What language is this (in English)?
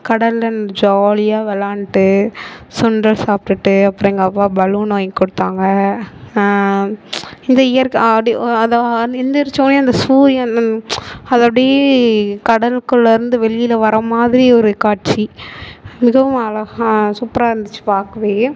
Tamil